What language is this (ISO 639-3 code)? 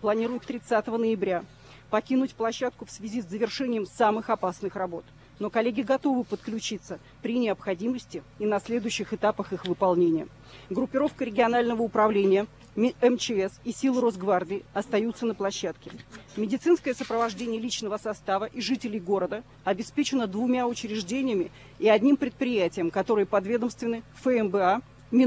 rus